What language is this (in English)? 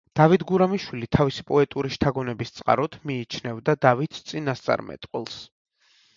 Georgian